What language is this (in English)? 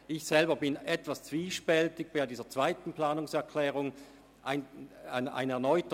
Swiss German